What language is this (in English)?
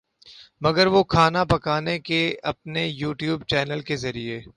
Urdu